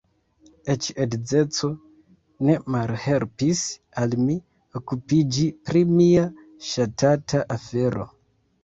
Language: Esperanto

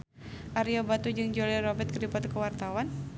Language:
Sundanese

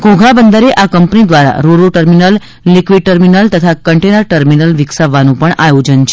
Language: Gujarati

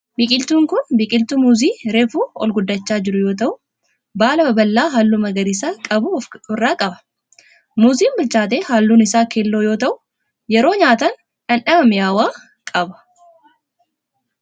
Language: Oromo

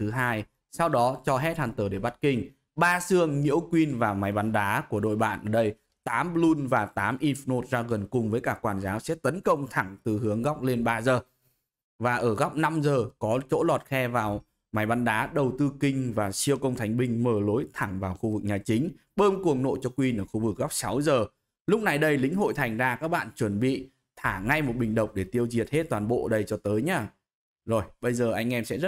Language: Vietnamese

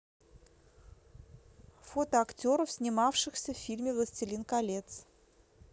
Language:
Russian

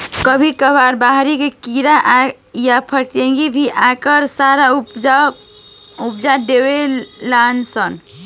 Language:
Bhojpuri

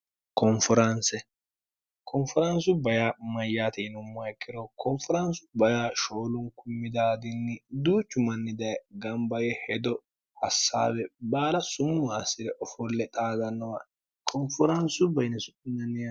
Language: Sidamo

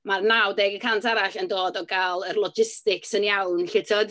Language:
Welsh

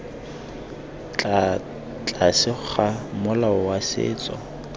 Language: Tswana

